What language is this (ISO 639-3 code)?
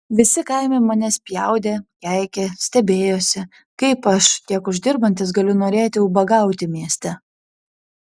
lit